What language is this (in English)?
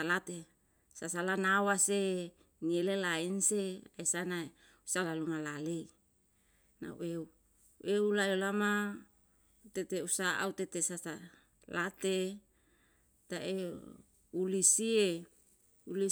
Yalahatan